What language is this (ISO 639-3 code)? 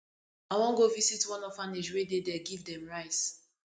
pcm